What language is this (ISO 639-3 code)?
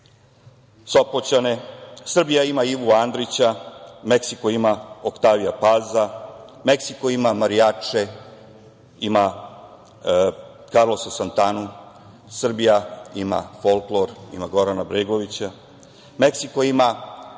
srp